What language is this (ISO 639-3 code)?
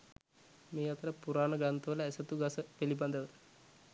sin